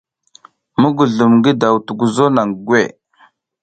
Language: South Giziga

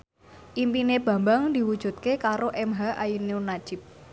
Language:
Javanese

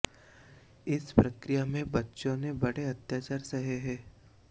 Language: Hindi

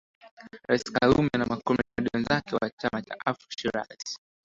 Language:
Swahili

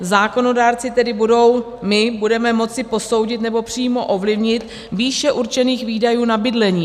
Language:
Czech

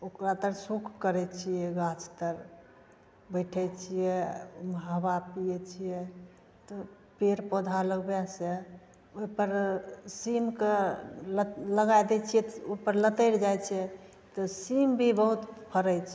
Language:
Maithili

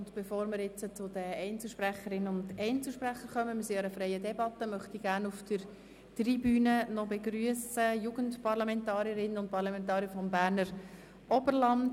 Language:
Swiss German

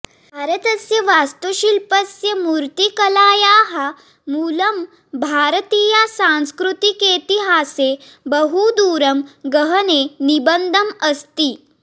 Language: Sanskrit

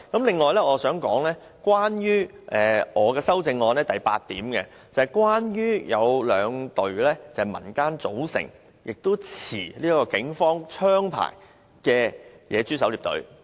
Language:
Cantonese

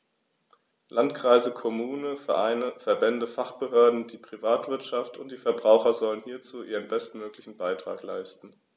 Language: German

